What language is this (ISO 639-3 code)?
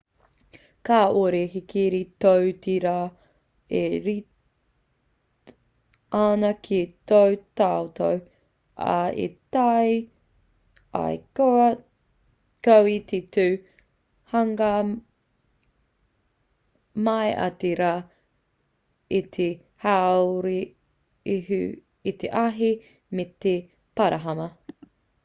mri